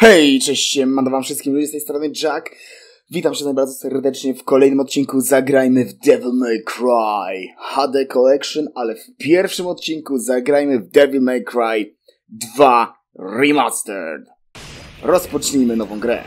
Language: Polish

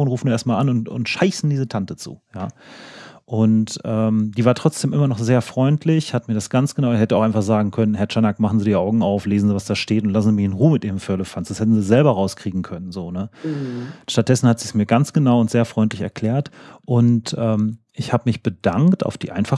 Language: German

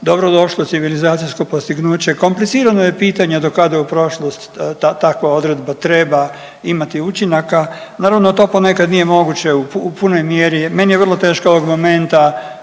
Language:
Croatian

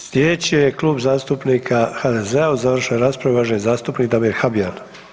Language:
Croatian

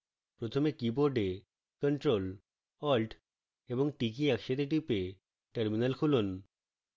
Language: Bangla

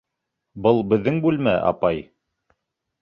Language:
Bashkir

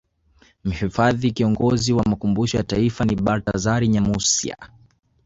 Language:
Swahili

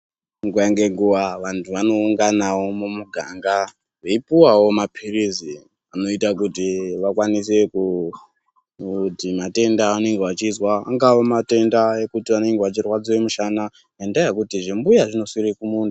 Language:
Ndau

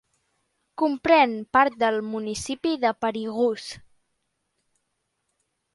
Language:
Catalan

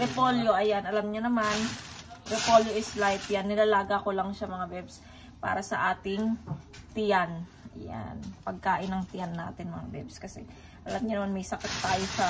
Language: Filipino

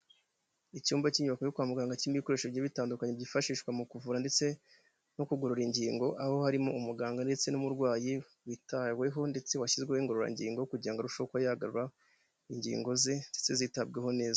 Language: Kinyarwanda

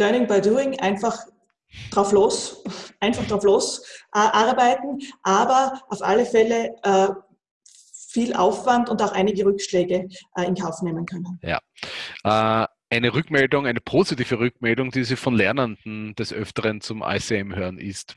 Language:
German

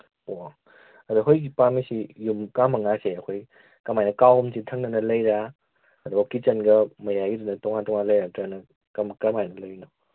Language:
Manipuri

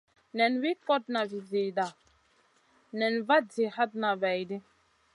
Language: Masana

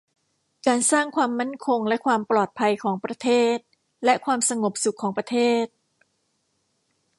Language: Thai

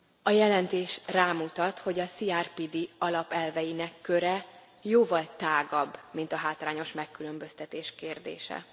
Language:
Hungarian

